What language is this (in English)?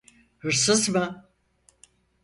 Turkish